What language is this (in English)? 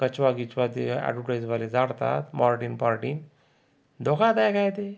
Marathi